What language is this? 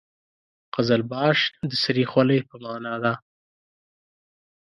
Pashto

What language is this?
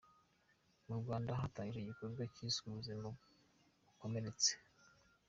Kinyarwanda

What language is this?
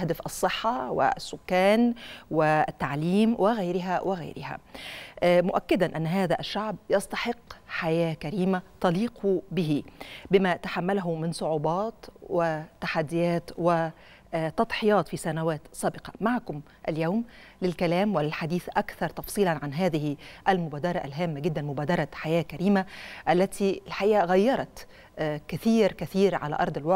Arabic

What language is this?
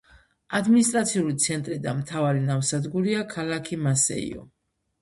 Georgian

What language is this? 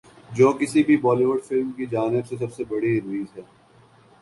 Urdu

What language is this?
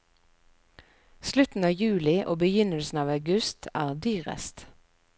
Norwegian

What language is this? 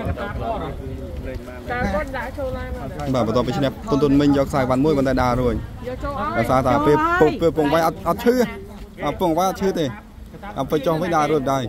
Thai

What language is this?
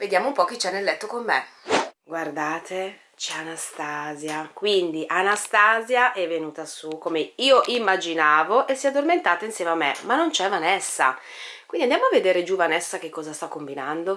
Italian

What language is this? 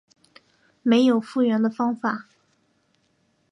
Chinese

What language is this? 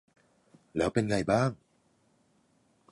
Thai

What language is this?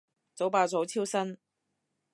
Cantonese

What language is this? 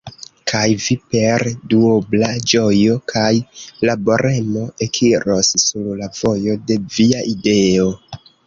Esperanto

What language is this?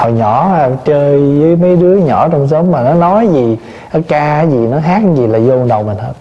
Vietnamese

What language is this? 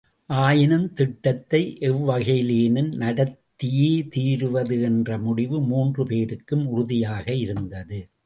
Tamil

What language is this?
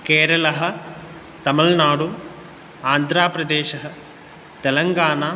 Sanskrit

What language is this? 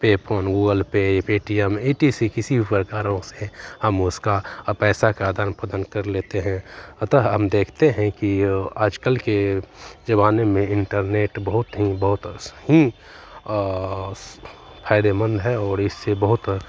Hindi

